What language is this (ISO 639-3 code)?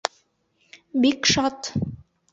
bak